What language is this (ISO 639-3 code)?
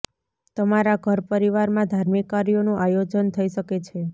guj